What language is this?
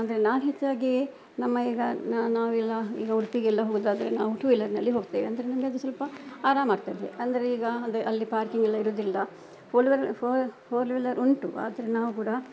Kannada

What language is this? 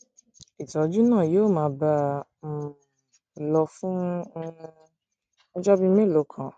Yoruba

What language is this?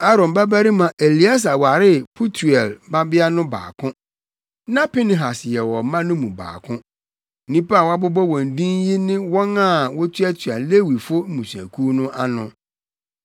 Akan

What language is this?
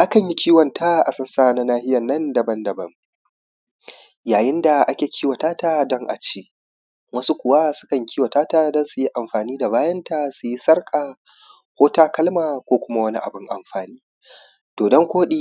Hausa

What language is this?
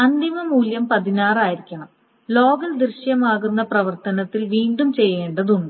Malayalam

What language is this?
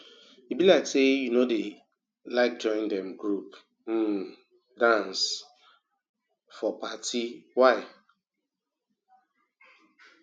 Nigerian Pidgin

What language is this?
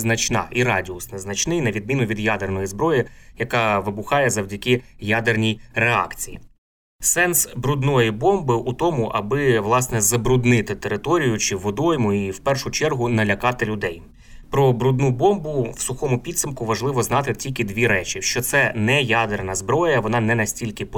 Ukrainian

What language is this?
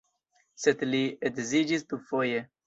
Esperanto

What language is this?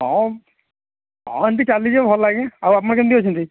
Odia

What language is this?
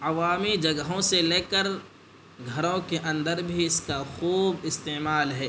Urdu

